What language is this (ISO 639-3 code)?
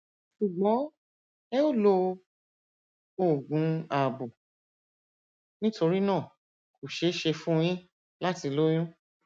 yor